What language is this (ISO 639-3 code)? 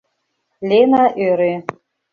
chm